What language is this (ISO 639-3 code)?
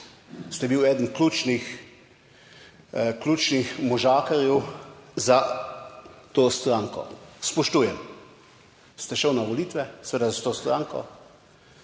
slv